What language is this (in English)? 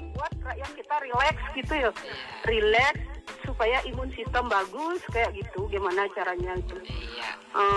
Indonesian